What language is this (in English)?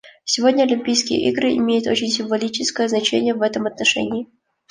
Russian